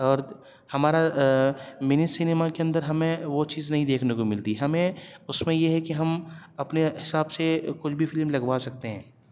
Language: Urdu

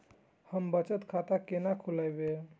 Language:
Maithili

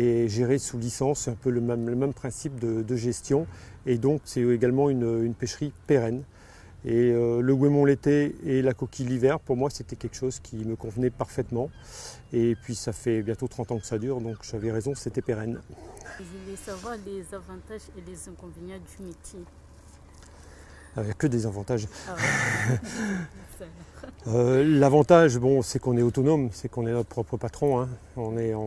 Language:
French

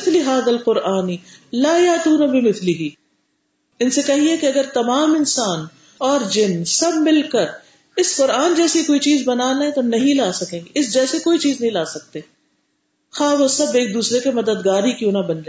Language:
Urdu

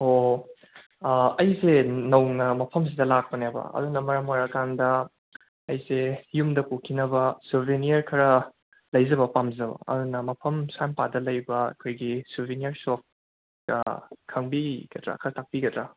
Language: Manipuri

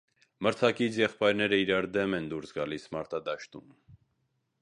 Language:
Armenian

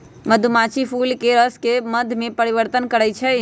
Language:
Magahi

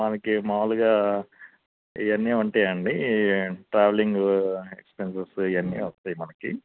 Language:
Telugu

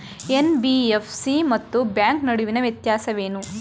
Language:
Kannada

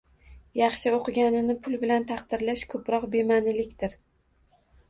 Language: Uzbek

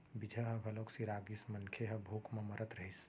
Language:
Chhattisgarhi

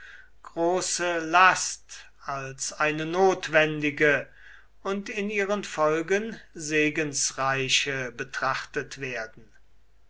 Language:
German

